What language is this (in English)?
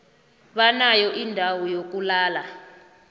South Ndebele